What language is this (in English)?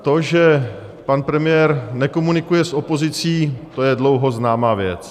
Czech